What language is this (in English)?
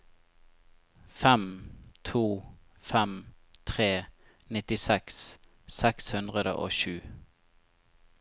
Norwegian